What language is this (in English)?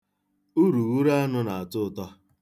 Igbo